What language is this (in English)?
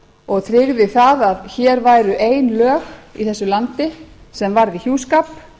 Icelandic